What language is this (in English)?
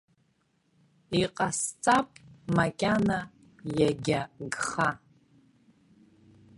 Abkhazian